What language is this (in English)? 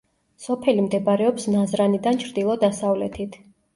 Georgian